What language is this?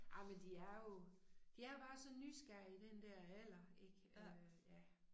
Danish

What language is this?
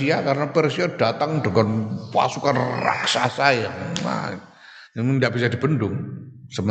Indonesian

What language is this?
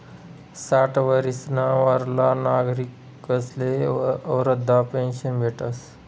Marathi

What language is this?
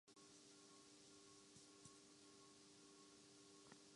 Urdu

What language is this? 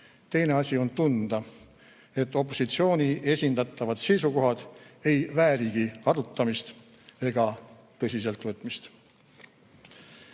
Estonian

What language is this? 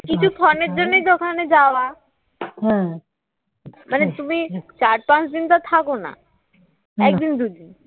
Bangla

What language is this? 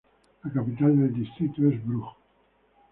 Spanish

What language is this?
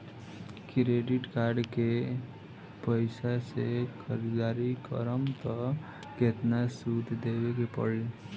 Bhojpuri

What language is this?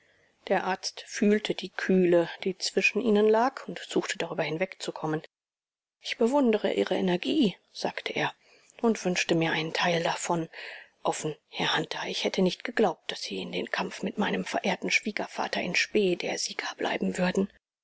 German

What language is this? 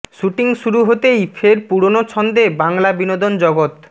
Bangla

